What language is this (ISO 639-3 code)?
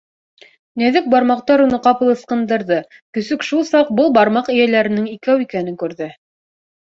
bak